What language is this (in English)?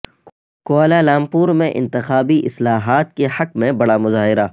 Urdu